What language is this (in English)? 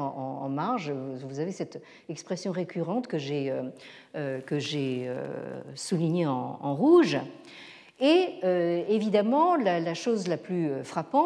French